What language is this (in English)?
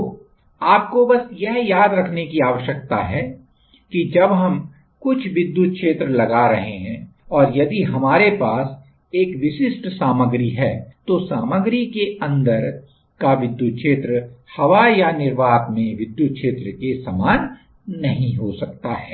Hindi